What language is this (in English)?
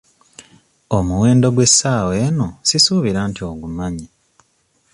Ganda